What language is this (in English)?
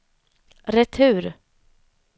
Swedish